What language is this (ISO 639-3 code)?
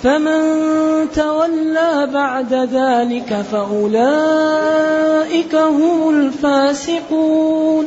ara